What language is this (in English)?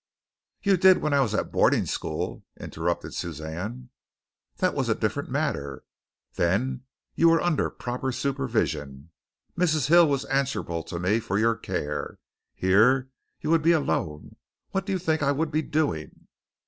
English